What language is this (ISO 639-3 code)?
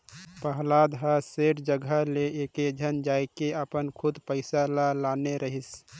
hne